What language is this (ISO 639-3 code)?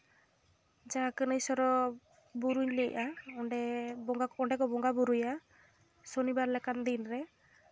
sat